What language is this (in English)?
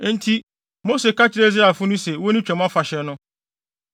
Akan